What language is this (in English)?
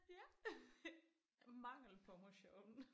Danish